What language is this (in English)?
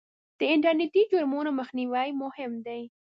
Pashto